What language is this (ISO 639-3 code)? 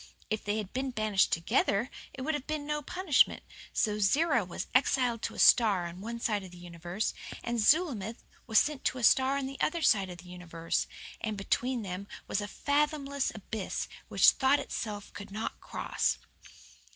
eng